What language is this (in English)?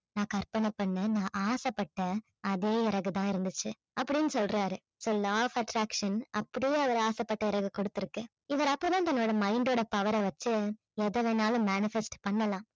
Tamil